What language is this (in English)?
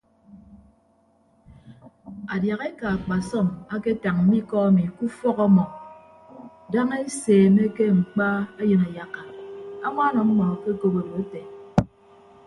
Ibibio